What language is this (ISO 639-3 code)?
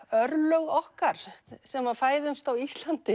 isl